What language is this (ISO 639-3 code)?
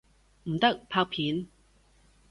yue